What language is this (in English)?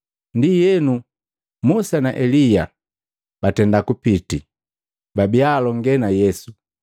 Matengo